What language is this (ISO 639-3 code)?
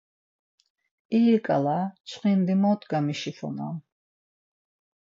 lzz